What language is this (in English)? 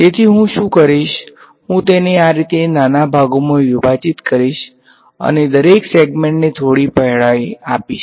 Gujarati